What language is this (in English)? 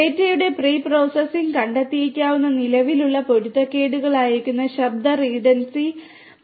Malayalam